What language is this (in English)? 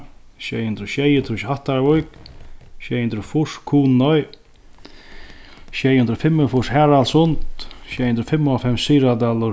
Faroese